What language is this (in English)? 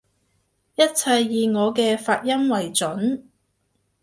Cantonese